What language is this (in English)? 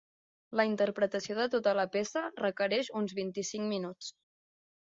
Catalan